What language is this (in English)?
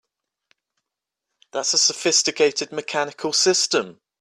English